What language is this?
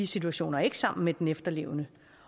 Danish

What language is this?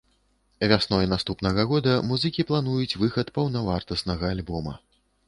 Belarusian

